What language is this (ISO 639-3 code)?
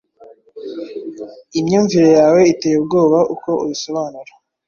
kin